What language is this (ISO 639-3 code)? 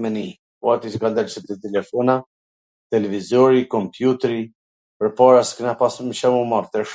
aln